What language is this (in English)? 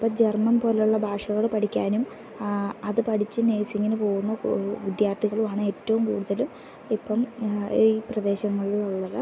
Malayalam